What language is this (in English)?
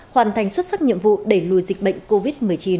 Vietnamese